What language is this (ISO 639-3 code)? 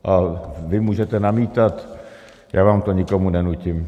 ces